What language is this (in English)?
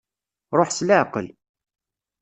Kabyle